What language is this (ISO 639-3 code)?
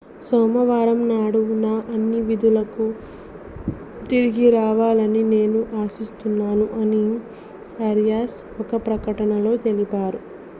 tel